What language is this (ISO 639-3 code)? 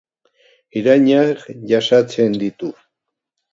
eus